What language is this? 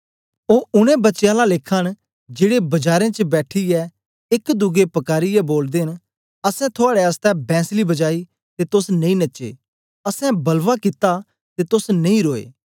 Dogri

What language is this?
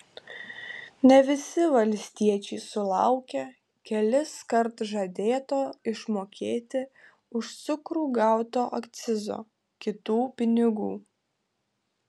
Lithuanian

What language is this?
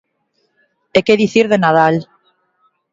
Galician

